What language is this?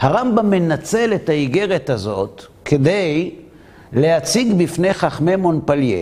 Hebrew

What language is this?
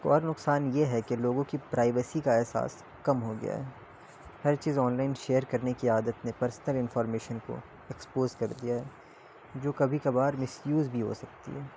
Urdu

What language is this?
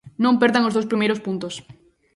Galician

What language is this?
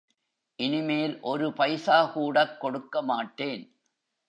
Tamil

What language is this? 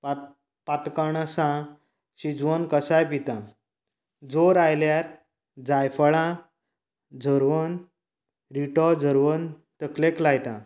Konkani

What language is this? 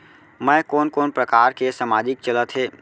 Chhattisgarhi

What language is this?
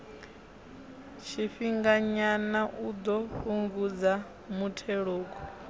Venda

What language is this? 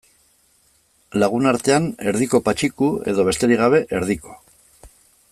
Basque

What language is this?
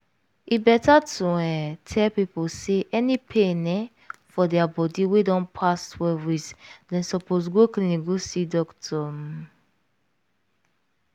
Nigerian Pidgin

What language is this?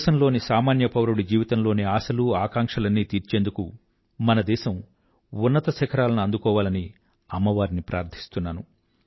Telugu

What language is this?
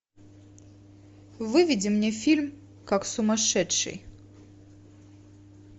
Russian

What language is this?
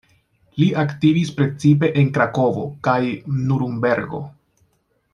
Esperanto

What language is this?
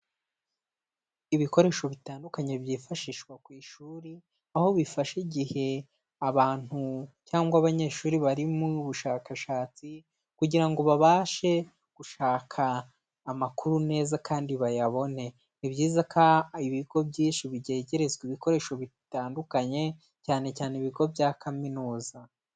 Kinyarwanda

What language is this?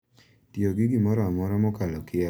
Luo (Kenya and Tanzania)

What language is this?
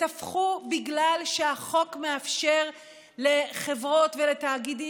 Hebrew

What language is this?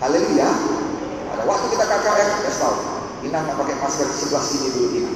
Indonesian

